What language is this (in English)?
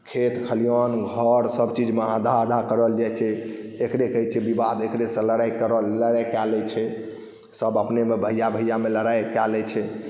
Maithili